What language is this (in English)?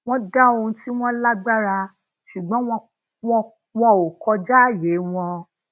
Yoruba